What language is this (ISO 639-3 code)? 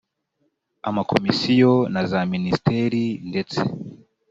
kin